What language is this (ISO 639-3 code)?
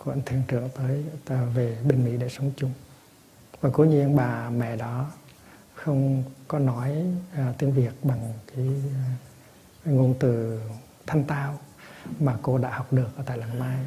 vie